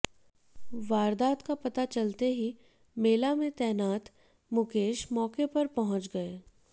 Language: Hindi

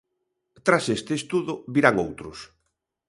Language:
Galician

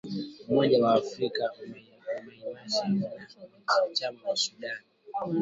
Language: Swahili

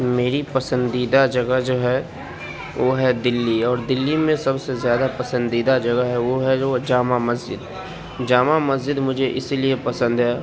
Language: Urdu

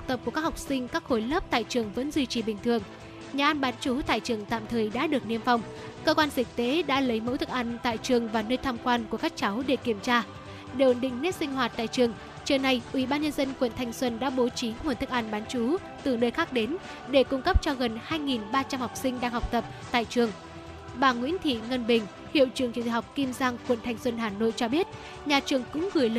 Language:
Vietnamese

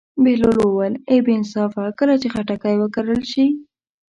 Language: Pashto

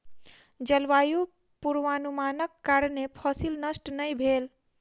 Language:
Maithili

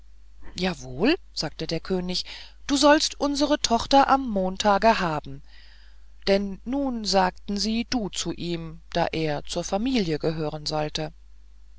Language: German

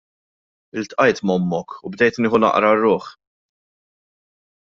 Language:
Maltese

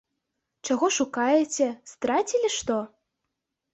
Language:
Belarusian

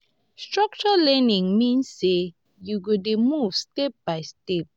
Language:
Nigerian Pidgin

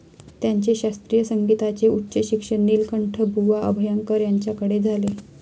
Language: Marathi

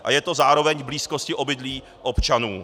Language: Czech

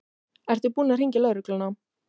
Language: Icelandic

